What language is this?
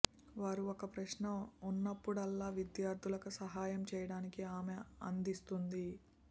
Telugu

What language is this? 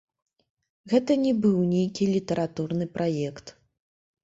Belarusian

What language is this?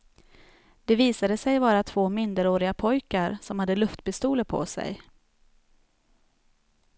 Swedish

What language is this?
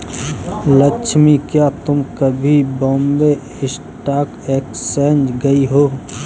Hindi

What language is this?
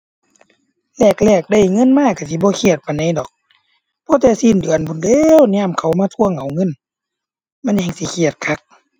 Thai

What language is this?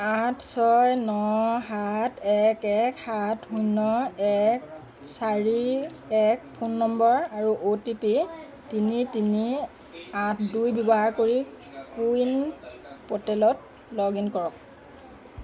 Assamese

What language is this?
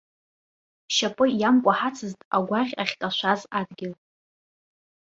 Abkhazian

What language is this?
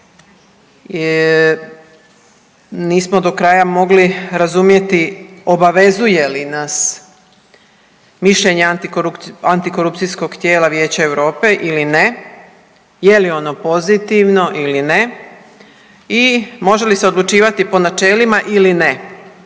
Croatian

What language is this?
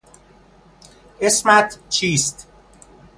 Persian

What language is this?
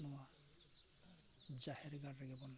Santali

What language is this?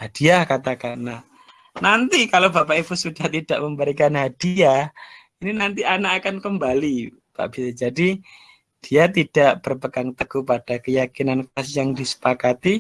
Indonesian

